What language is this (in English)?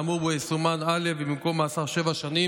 Hebrew